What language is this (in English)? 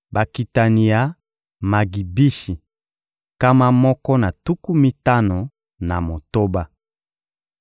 Lingala